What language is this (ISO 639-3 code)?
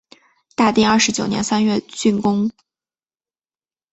zho